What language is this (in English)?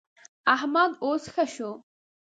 Pashto